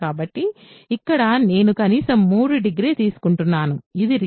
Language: Telugu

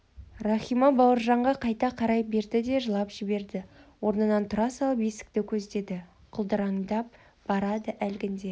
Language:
Kazakh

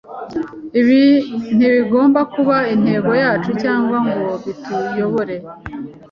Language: Kinyarwanda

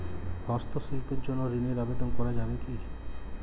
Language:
Bangla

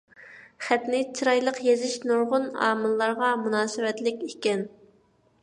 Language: Uyghur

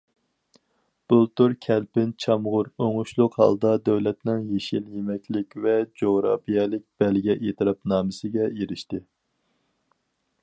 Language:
Uyghur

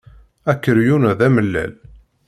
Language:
Kabyle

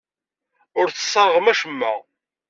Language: Kabyle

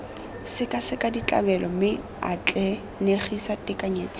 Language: Tswana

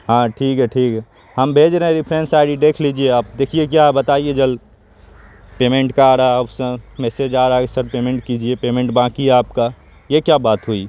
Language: Urdu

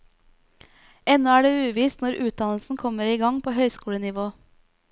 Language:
Norwegian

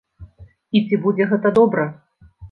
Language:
Belarusian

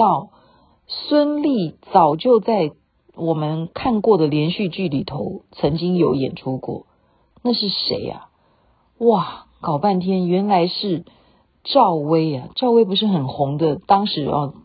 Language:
Chinese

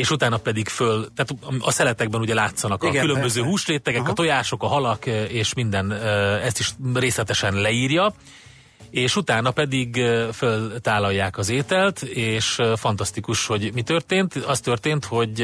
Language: Hungarian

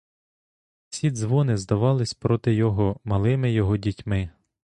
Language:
Ukrainian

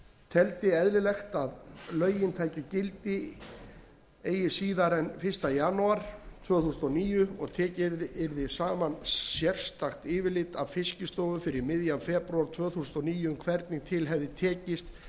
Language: Icelandic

